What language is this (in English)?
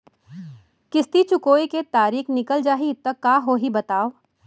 Chhattisgarhi